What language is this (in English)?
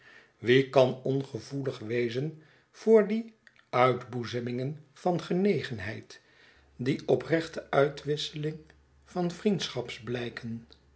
Dutch